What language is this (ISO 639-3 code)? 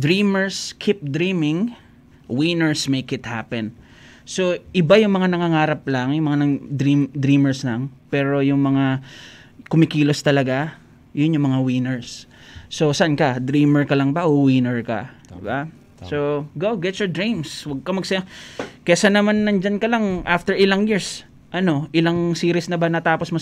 fil